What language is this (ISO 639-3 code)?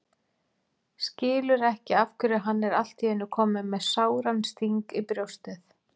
isl